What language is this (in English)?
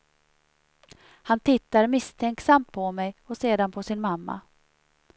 Swedish